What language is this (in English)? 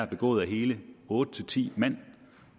Danish